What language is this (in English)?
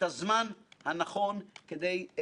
Hebrew